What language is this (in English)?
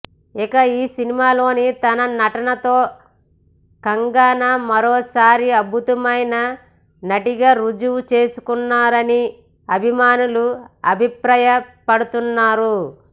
Telugu